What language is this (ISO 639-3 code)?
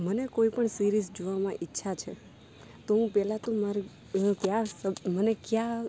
guj